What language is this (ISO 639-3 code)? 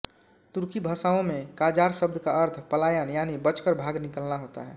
hin